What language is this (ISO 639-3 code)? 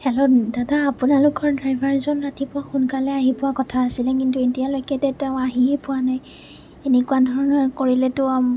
asm